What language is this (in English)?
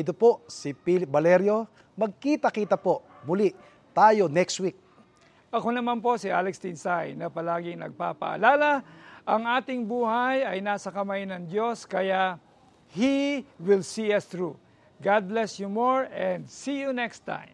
Filipino